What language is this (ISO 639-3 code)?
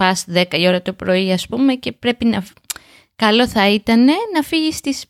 ell